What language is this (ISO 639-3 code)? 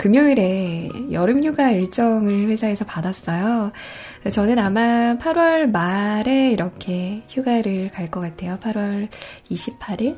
kor